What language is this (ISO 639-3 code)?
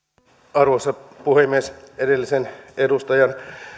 fin